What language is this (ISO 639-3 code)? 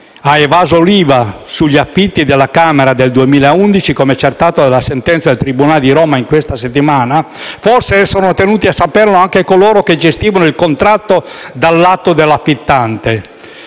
ita